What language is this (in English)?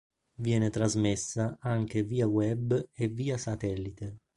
Italian